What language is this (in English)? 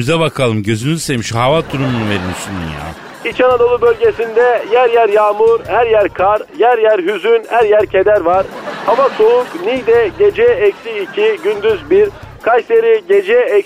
Turkish